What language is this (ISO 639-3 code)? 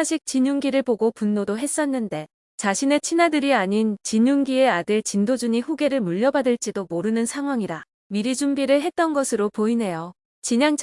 kor